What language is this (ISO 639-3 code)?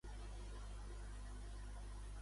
cat